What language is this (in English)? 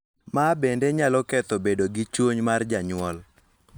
Luo (Kenya and Tanzania)